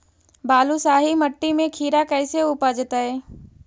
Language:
Magahi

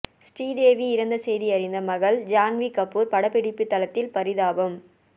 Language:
Tamil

